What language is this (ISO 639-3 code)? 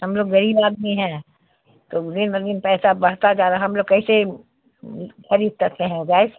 urd